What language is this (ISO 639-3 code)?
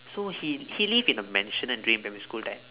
eng